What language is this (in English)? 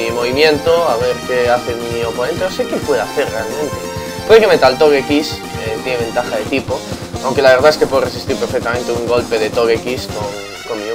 Spanish